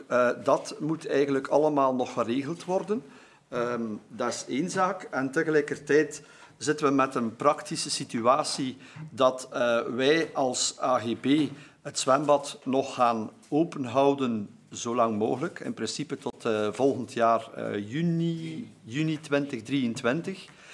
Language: Dutch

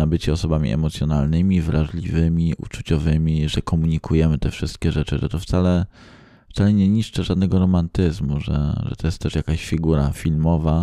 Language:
Polish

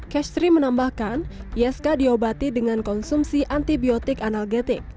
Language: Indonesian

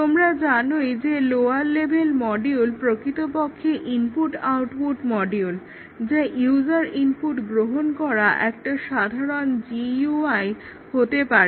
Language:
Bangla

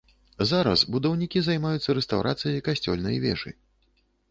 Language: Belarusian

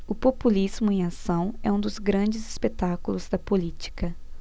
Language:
Portuguese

